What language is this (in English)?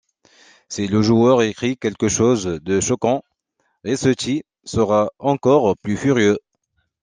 French